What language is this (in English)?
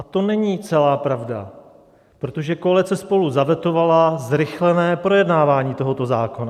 Czech